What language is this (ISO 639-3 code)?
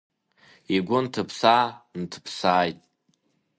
abk